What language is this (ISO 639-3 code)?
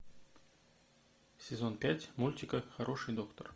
rus